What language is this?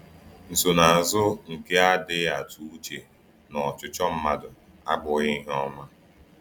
Igbo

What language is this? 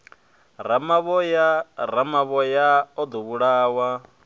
Venda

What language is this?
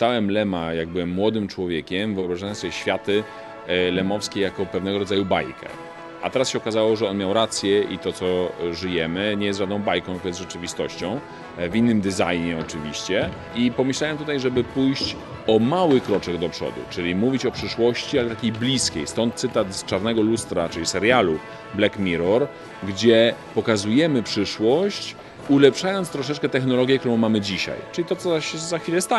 Polish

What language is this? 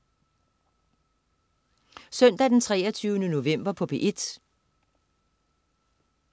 Danish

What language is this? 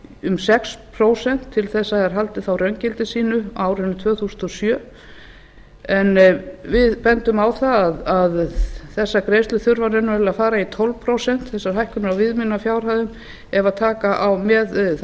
Icelandic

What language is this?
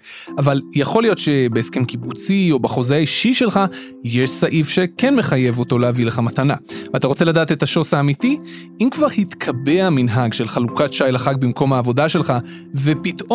Hebrew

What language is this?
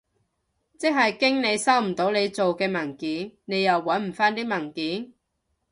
Cantonese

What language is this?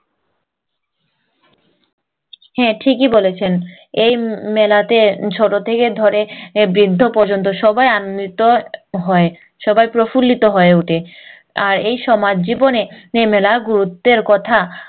Bangla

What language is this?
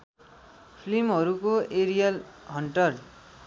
Nepali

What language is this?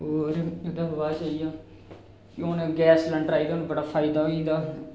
Dogri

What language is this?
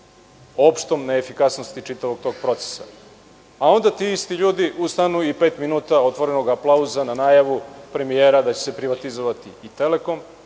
Serbian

